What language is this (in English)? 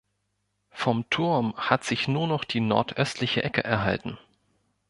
German